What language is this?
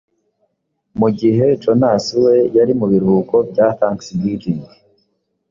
Kinyarwanda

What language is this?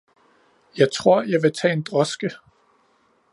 Danish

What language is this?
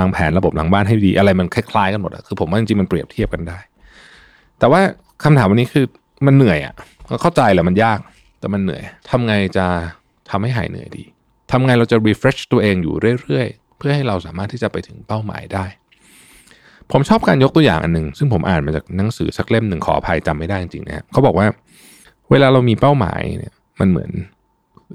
Thai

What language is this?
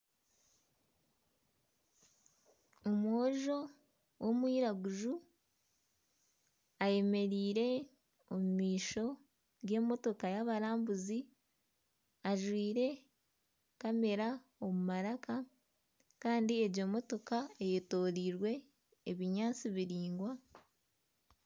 Nyankole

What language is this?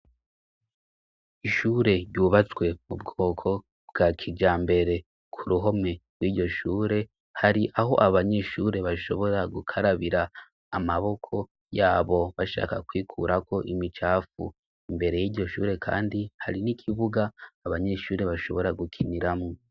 Rundi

